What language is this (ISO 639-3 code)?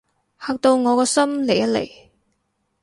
yue